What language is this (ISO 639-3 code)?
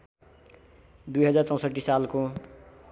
nep